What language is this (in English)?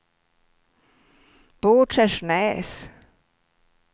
Swedish